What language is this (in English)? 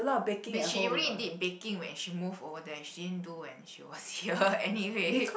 English